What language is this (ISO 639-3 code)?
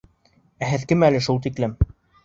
bak